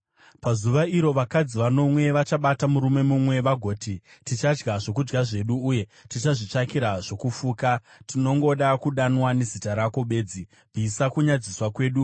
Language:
Shona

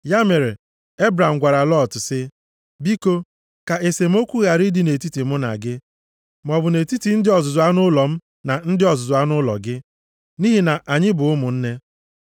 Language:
Igbo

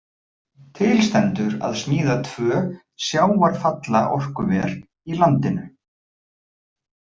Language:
Icelandic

